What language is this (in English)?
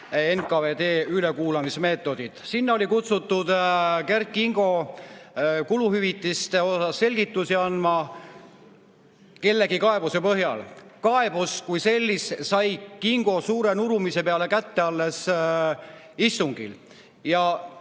Estonian